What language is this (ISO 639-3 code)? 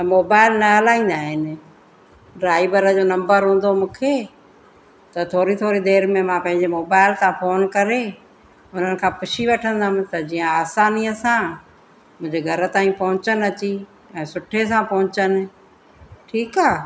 snd